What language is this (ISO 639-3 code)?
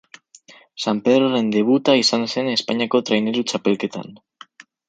eus